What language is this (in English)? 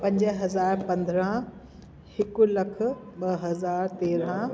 Sindhi